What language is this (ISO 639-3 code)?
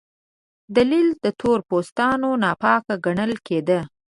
pus